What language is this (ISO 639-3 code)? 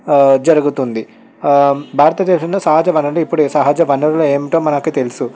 tel